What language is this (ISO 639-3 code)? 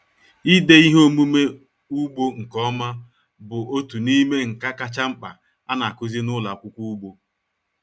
ibo